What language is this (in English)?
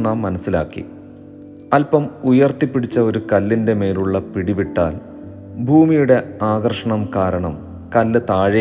Malayalam